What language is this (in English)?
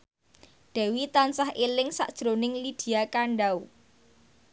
Javanese